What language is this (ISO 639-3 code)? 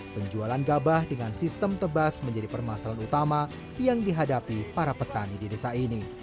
ind